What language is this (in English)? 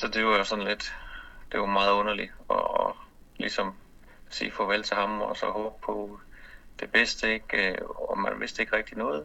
Danish